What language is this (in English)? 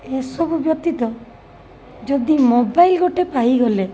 Odia